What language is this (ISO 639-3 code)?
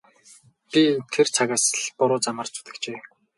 mon